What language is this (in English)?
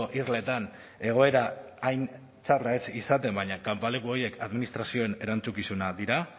Basque